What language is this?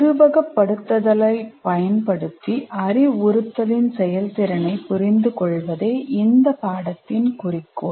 Tamil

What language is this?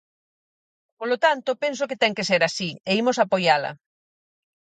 Galician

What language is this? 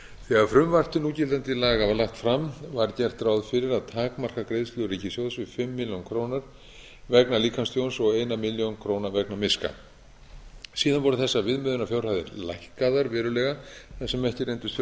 Icelandic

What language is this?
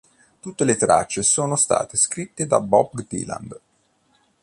Italian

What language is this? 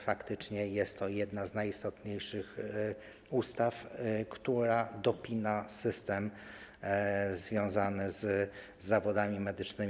Polish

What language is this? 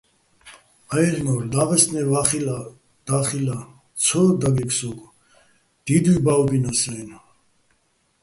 Bats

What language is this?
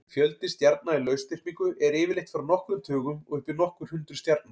Icelandic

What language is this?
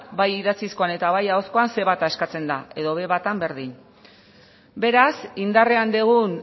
Basque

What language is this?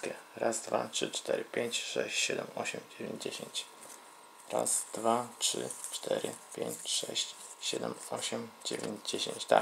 Polish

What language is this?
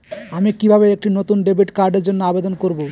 Bangla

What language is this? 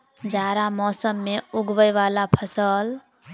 Maithili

